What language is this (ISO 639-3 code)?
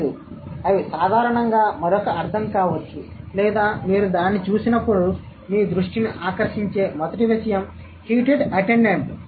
tel